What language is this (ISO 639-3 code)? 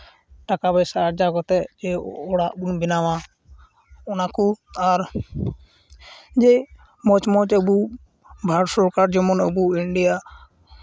sat